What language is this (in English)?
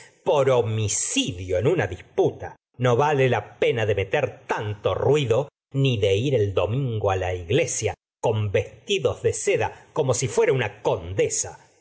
Spanish